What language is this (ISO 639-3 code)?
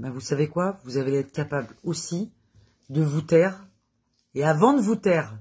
fra